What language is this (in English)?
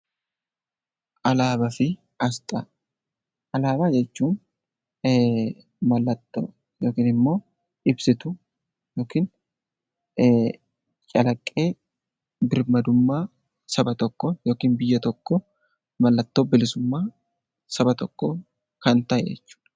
Oromo